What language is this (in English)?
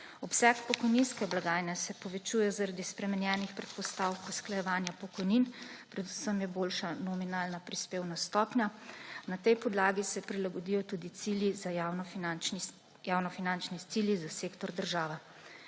Slovenian